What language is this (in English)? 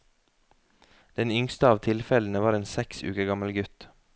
Norwegian